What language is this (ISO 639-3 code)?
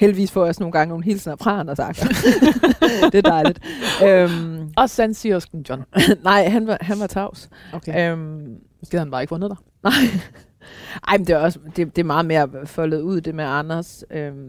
dan